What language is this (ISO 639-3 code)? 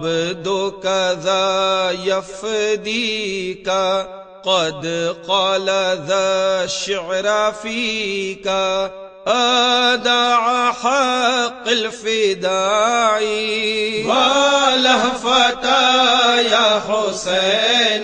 ell